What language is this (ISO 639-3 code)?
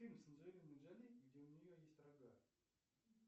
rus